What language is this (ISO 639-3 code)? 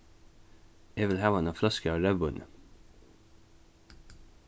fao